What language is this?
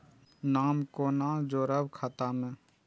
Maithili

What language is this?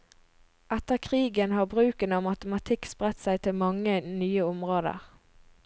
Norwegian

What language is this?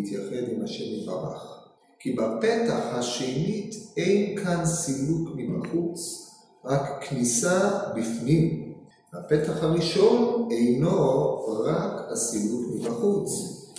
Hebrew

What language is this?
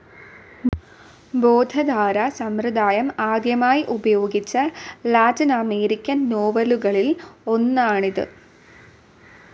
Malayalam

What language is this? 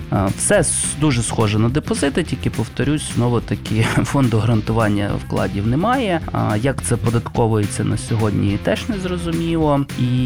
Ukrainian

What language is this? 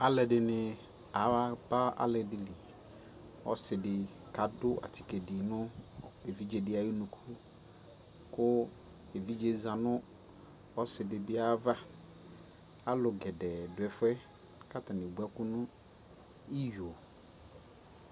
Ikposo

